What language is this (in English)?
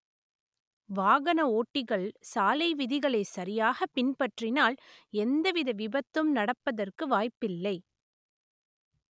Tamil